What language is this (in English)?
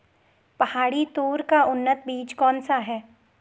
Hindi